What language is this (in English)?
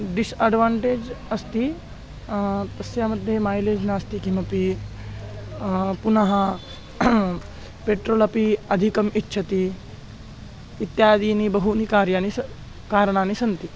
Sanskrit